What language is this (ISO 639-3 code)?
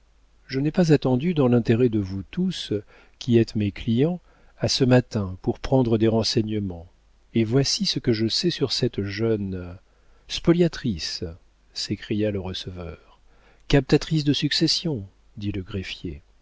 fra